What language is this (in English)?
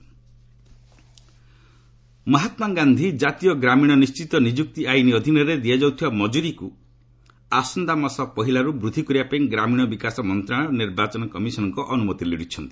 Odia